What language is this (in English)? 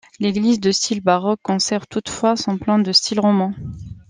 French